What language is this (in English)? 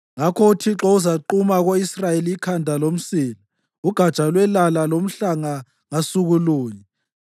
North Ndebele